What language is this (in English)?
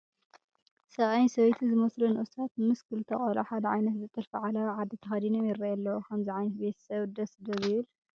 Tigrinya